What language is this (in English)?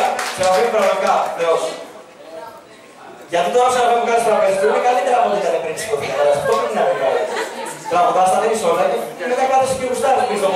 Greek